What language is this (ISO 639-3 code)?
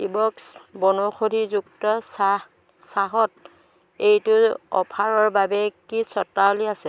asm